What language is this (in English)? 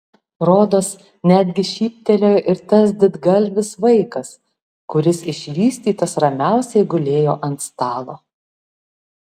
Lithuanian